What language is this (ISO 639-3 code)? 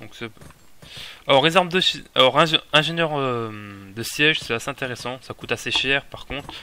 fra